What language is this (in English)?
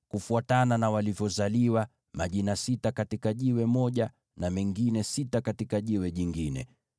Swahili